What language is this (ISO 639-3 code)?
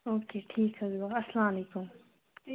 kas